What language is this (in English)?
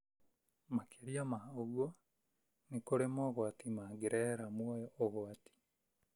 Kikuyu